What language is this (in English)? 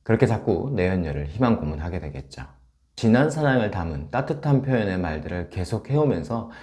Korean